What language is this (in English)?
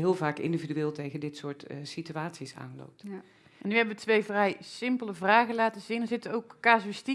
Dutch